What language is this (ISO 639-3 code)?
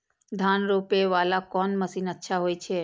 mai